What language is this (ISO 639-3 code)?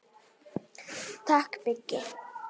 isl